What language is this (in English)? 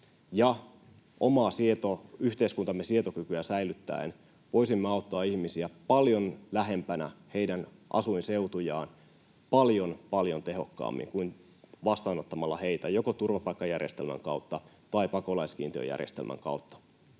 Finnish